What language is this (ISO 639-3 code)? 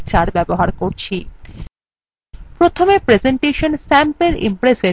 ben